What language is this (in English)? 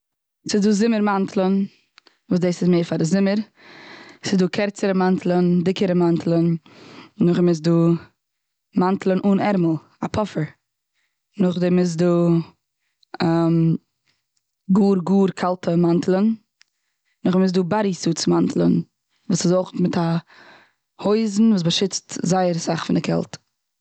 Yiddish